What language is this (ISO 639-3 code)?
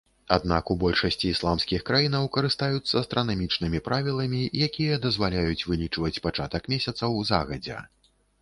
bel